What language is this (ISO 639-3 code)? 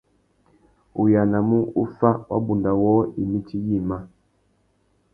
bag